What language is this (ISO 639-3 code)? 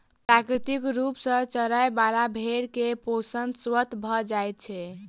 mai